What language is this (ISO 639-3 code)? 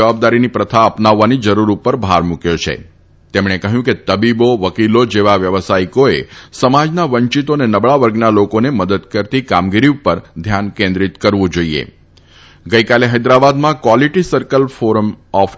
guj